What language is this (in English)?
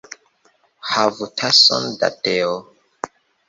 Esperanto